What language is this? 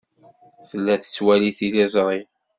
Kabyle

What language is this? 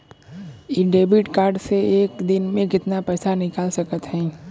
Bhojpuri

